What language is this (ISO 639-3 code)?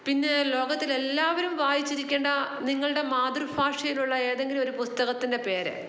mal